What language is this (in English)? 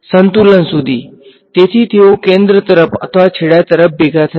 Gujarati